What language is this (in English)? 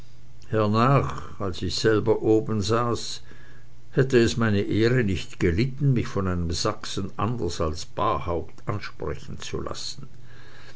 German